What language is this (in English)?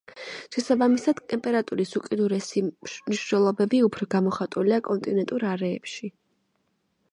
Georgian